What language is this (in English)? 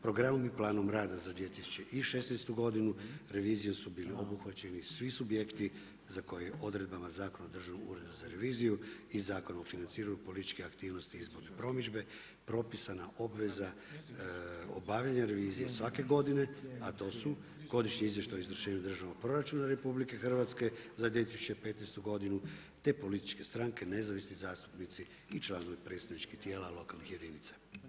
Croatian